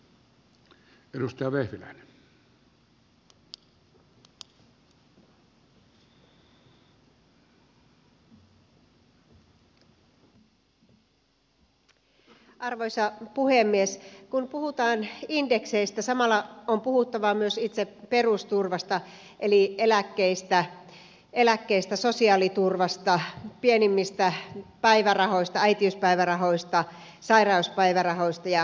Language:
Finnish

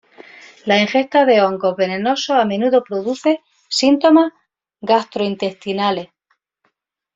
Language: Spanish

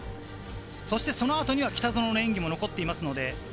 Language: Japanese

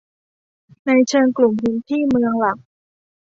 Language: Thai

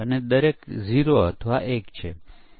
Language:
Gujarati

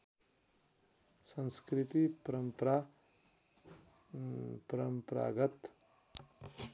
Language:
Nepali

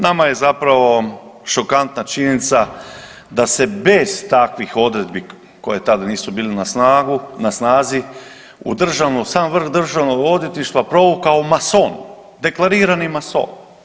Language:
Croatian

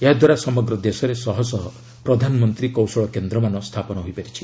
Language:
Odia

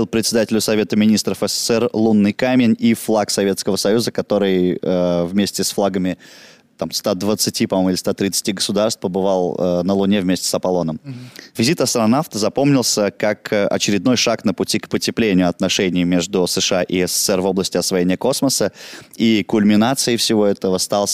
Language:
Russian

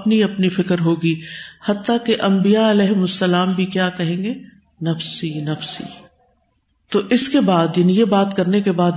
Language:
Urdu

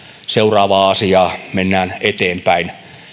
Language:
Finnish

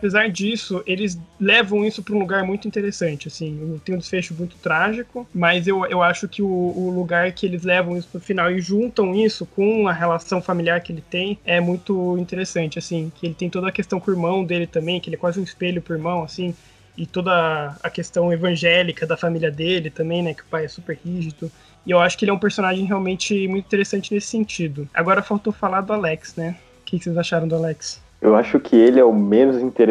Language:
Portuguese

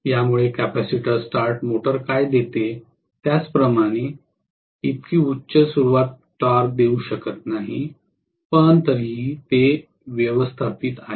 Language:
Marathi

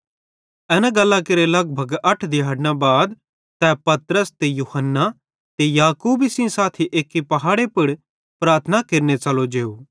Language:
Bhadrawahi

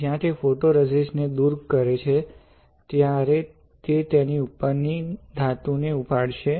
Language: Gujarati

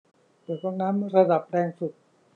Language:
Thai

